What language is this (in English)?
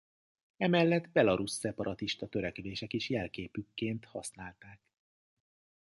Hungarian